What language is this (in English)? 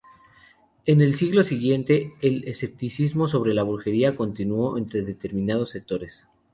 Spanish